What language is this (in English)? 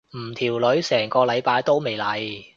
Cantonese